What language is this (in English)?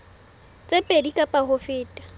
Southern Sotho